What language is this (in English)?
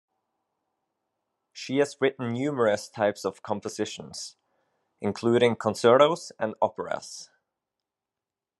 English